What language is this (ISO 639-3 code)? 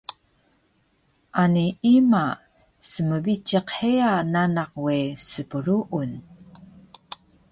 trv